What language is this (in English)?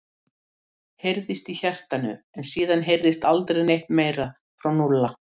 Icelandic